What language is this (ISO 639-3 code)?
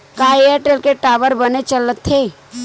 hne